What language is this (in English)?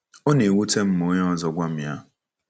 Igbo